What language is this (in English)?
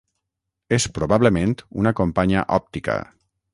Catalan